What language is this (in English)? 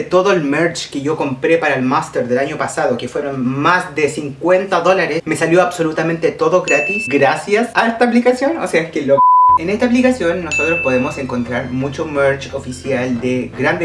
Spanish